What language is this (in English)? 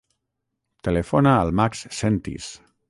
Catalan